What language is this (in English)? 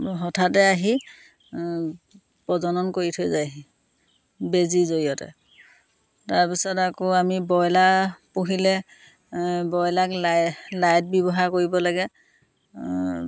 Assamese